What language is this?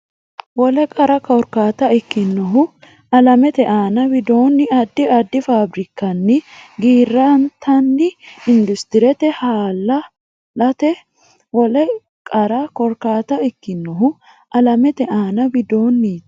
Sidamo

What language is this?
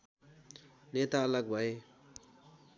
Nepali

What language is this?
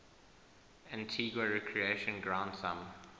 English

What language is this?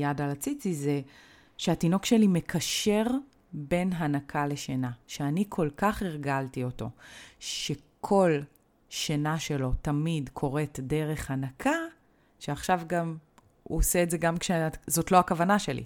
Hebrew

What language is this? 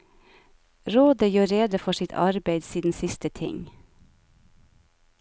Norwegian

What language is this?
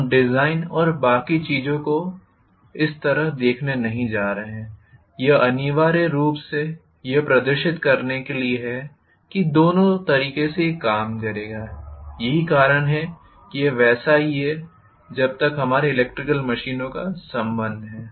Hindi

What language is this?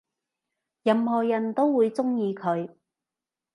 Cantonese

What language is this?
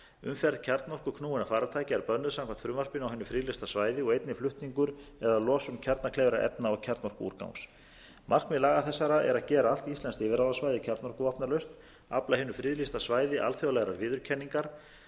Icelandic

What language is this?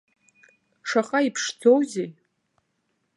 Abkhazian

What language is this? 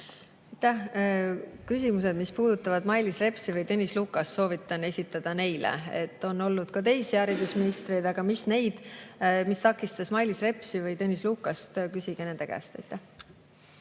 Estonian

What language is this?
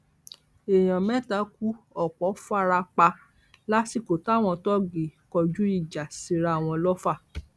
Yoruba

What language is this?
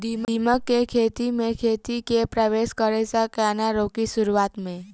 Maithili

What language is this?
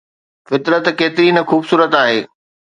Sindhi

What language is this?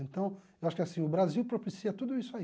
Portuguese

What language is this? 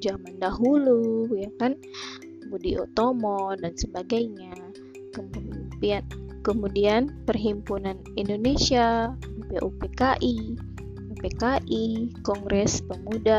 Indonesian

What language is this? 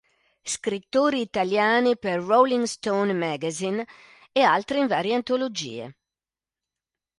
Italian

